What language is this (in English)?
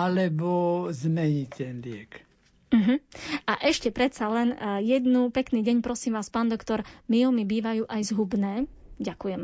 Slovak